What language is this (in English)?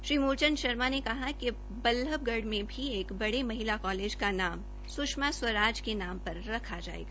Hindi